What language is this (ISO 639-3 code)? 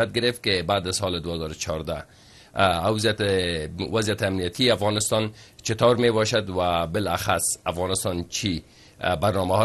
fas